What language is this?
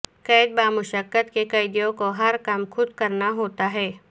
Urdu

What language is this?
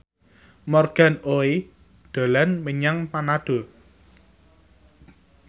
Javanese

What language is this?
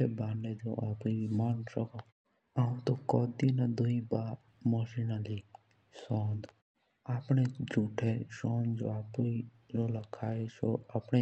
Jaunsari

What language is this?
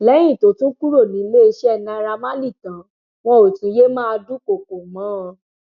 Yoruba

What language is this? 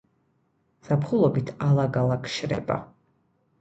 Georgian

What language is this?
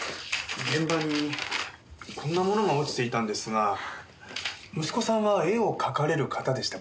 Japanese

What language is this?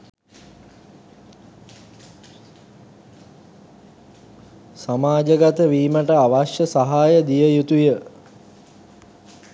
Sinhala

